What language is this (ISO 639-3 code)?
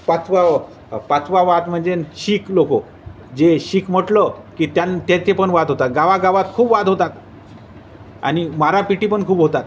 mar